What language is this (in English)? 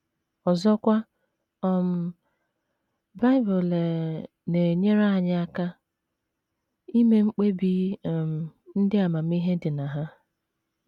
Igbo